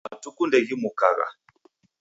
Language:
Taita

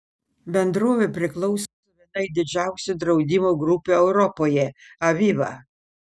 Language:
Lithuanian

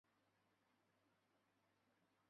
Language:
Chinese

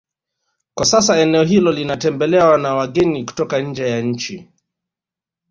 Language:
Swahili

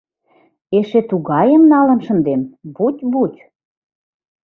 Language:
Mari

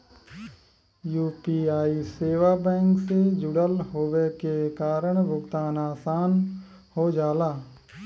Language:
Bhojpuri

